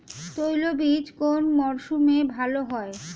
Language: Bangla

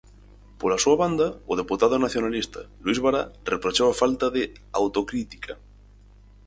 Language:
Galician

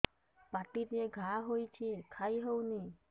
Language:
Odia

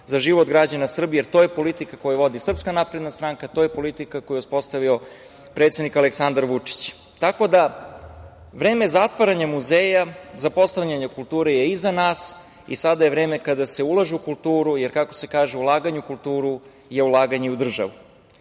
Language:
Serbian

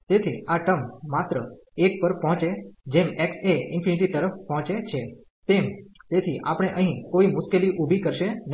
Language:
Gujarati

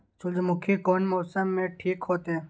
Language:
Maithili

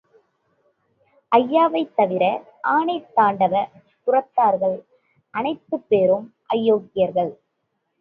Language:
Tamil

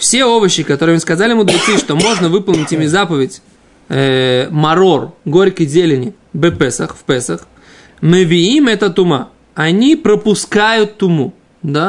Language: Russian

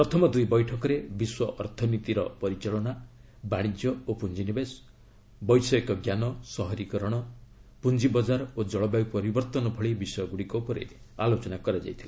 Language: Odia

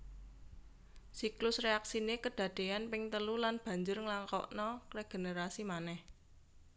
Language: Javanese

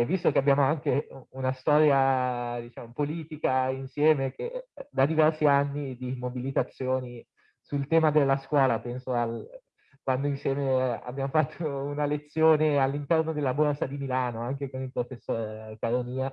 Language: Italian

